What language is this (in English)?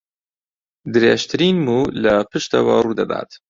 Central Kurdish